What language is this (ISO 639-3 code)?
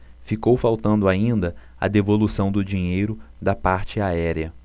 por